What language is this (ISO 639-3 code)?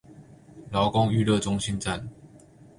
zho